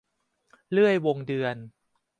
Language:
Thai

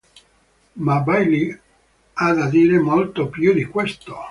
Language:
Italian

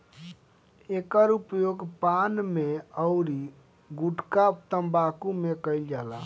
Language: Bhojpuri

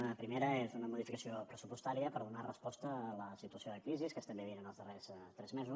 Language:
Catalan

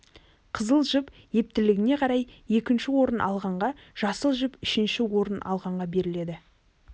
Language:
Kazakh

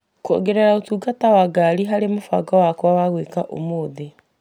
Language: Kikuyu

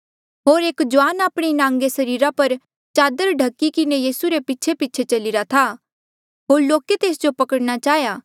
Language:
Mandeali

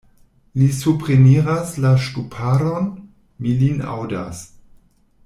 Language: Esperanto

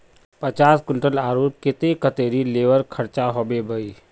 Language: Magahi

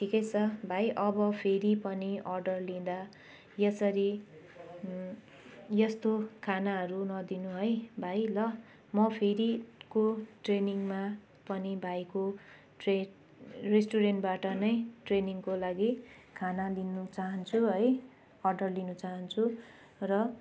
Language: Nepali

